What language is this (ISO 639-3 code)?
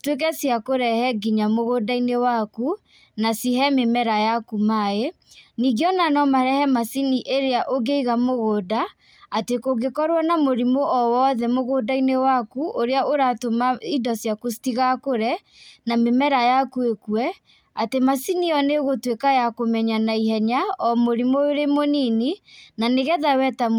kik